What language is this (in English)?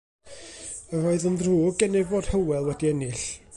Welsh